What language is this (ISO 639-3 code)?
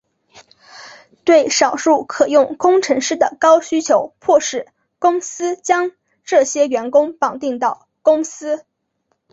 zho